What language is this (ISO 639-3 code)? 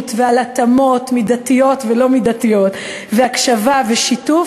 heb